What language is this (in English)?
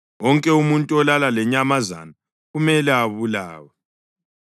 North Ndebele